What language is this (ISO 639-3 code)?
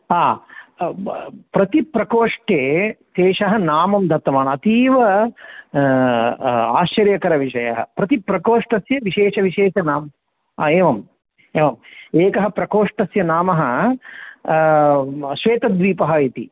san